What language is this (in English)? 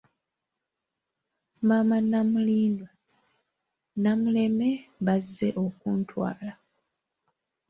Ganda